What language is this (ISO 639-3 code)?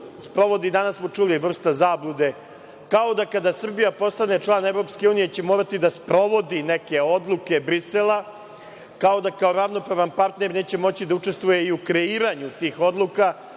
srp